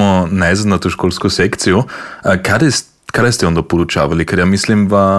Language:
Croatian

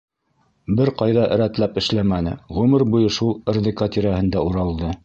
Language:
Bashkir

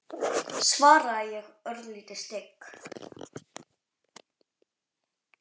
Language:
Icelandic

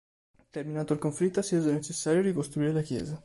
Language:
Italian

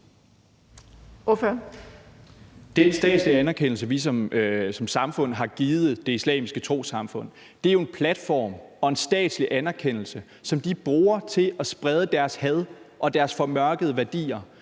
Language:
Danish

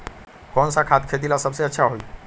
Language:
Magahi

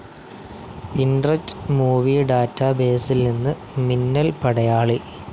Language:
Malayalam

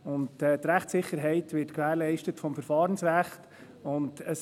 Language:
Swiss German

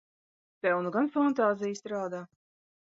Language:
Latvian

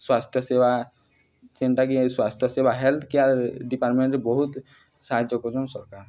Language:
Odia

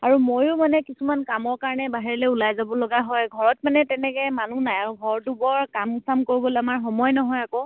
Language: Assamese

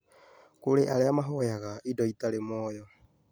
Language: Kikuyu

